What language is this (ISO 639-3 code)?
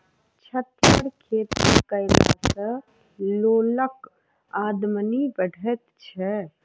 mai